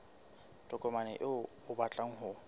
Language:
Southern Sotho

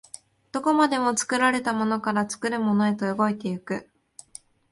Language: Japanese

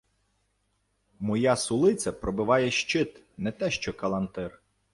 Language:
Ukrainian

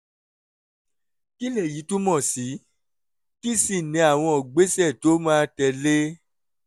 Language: Yoruba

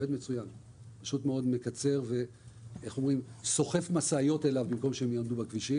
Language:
Hebrew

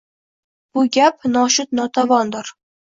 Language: Uzbek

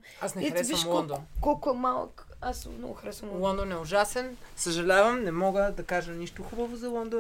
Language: Bulgarian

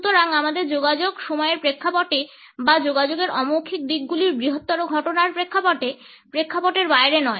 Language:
Bangla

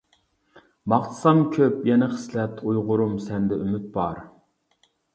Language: Uyghur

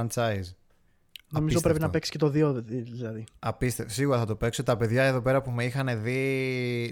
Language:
Greek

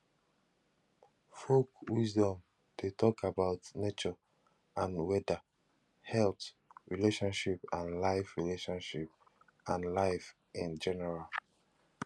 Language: Nigerian Pidgin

